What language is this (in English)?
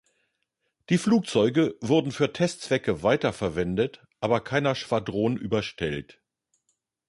German